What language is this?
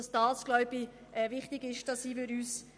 Swiss German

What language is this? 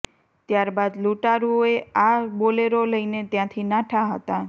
Gujarati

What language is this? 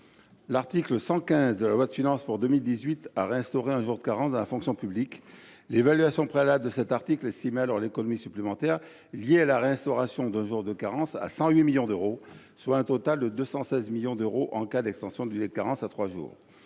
French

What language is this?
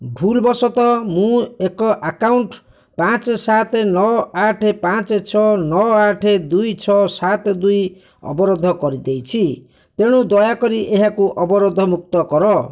Odia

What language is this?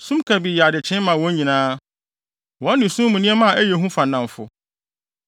Akan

